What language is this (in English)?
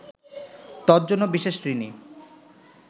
Bangla